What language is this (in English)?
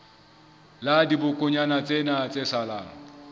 Southern Sotho